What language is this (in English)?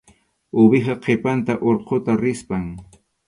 Arequipa-La Unión Quechua